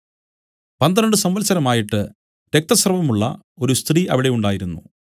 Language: Malayalam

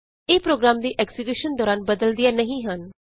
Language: Punjabi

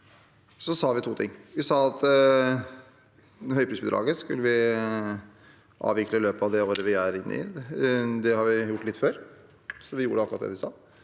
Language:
Norwegian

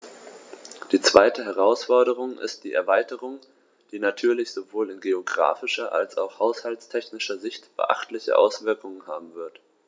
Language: German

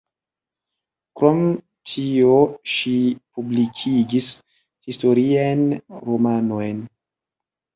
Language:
Esperanto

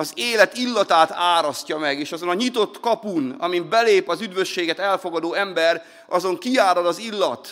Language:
Hungarian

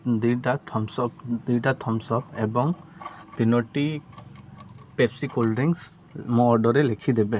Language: Odia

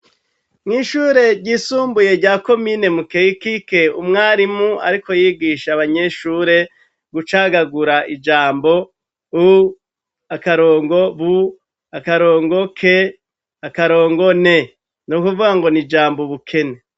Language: Rundi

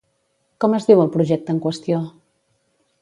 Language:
Catalan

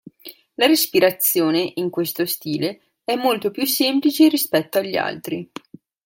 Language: Italian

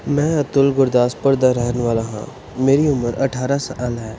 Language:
Punjabi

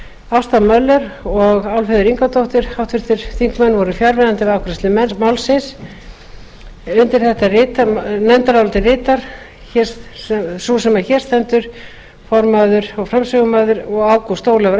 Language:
Icelandic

